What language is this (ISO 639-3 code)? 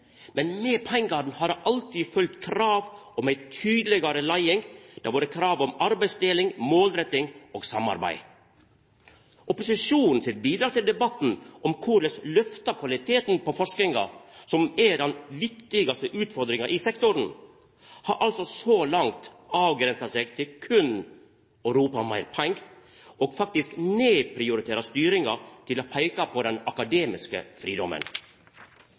nno